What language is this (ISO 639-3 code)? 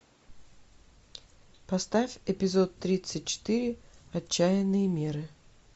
rus